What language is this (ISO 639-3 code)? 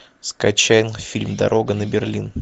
rus